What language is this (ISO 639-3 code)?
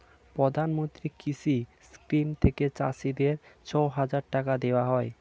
ben